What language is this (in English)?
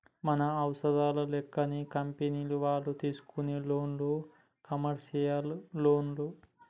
Telugu